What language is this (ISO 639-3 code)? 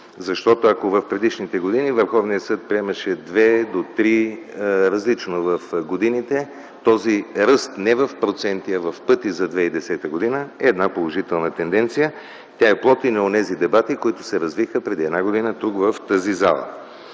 bul